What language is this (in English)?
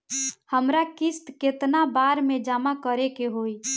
Bhojpuri